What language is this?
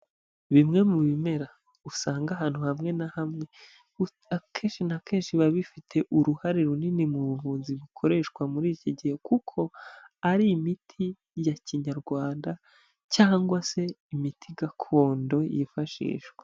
Kinyarwanda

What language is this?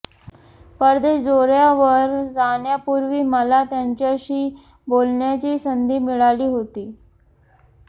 Marathi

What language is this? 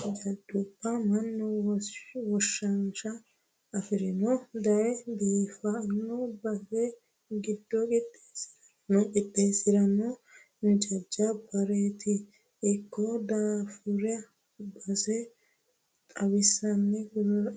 Sidamo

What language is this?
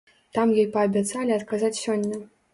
Belarusian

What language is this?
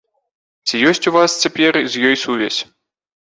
Belarusian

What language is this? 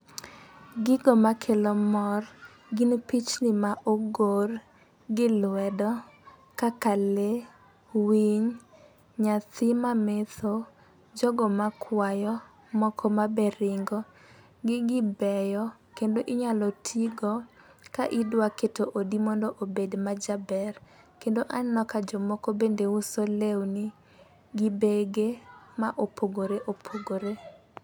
Luo (Kenya and Tanzania)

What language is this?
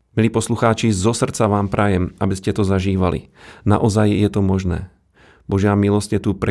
Slovak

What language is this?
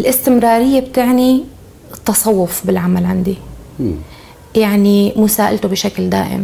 Arabic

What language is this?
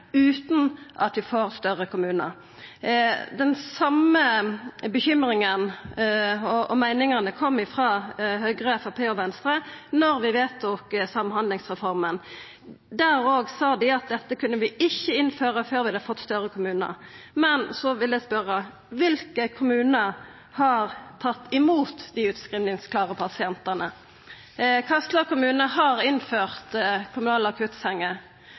Norwegian Nynorsk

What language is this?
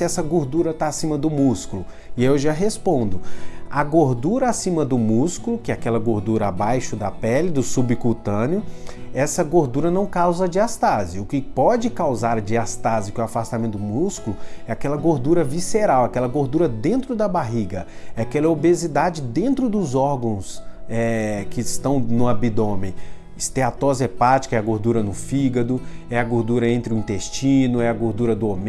Portuguese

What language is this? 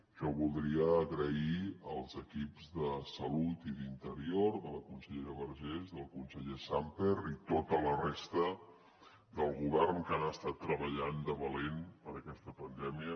Catalan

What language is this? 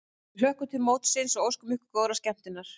Icelandic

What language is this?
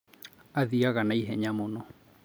Kikuyu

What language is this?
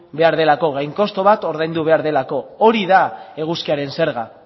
Basque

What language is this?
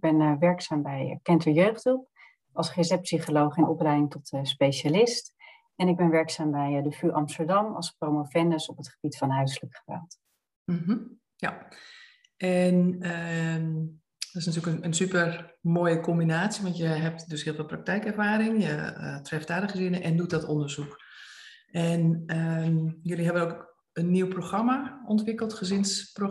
Dutch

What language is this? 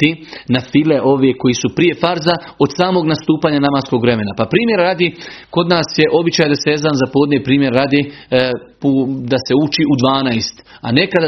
Croatian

